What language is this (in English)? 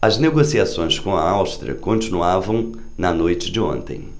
Portuguese